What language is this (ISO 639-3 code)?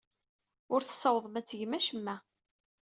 kab